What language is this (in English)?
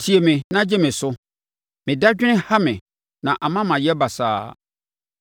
Akan